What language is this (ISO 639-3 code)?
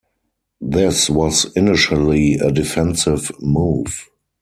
eng